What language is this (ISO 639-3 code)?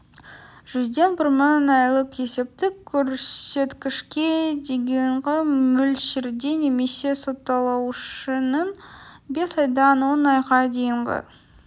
kaz